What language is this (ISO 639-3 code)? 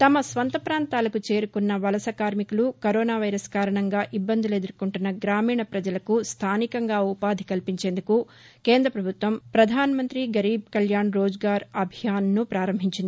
tel